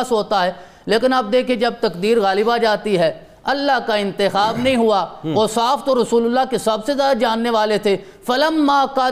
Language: Urdu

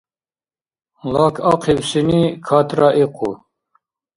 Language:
Dargwa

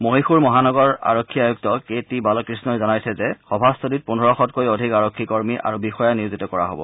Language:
Assamese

